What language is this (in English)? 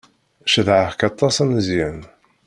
Kabyle